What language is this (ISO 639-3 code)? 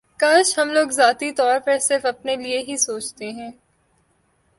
urd